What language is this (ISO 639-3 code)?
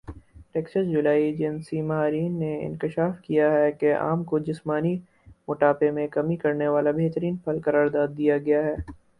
urd